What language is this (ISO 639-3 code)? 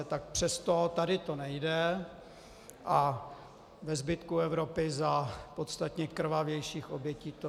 ces